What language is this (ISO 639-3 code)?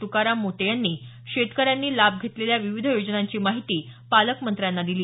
mar